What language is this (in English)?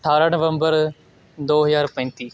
Punjabi